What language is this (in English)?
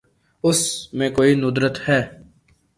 Urdu